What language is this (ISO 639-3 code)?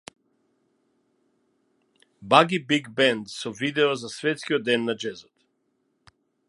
mkd